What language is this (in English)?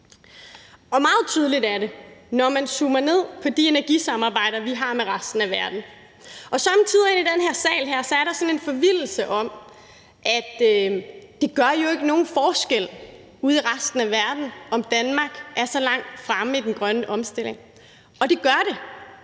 Danish